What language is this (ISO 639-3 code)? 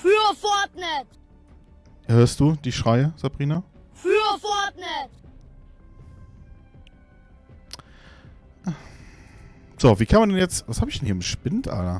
deu